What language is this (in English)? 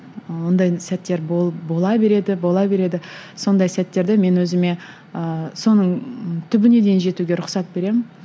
Kazakh